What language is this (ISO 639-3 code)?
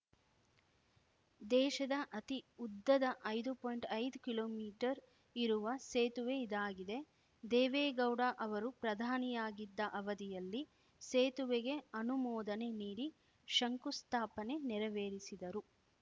kan